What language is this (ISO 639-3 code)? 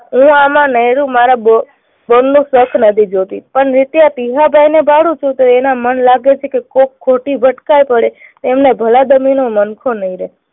guj